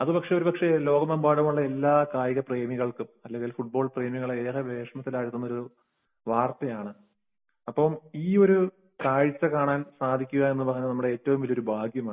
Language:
Malayalam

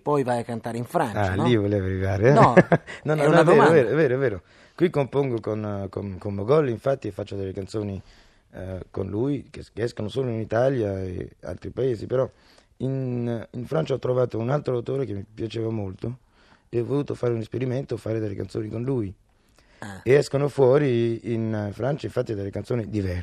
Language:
Italian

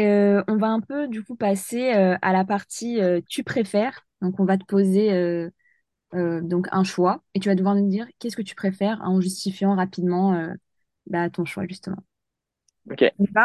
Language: French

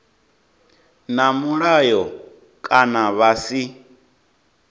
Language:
Venda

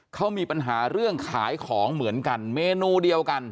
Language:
Thai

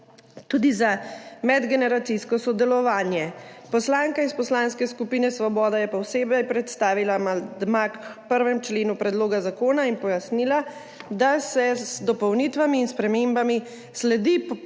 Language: Slovenian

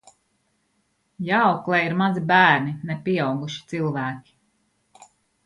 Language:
Latvian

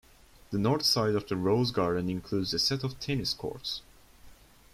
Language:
English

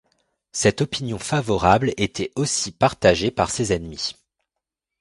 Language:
French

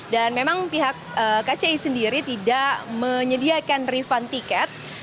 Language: Indonesian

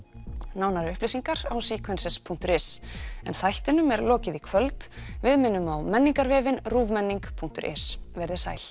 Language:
Icelandic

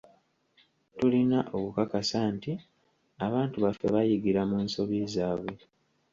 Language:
Ganda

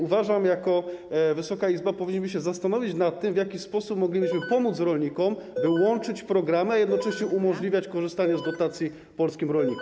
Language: Polish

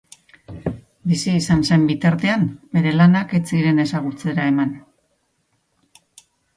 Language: Basque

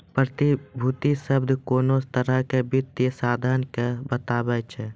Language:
Maithili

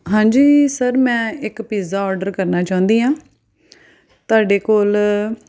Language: Punjabi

